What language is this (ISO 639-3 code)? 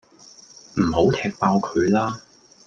yue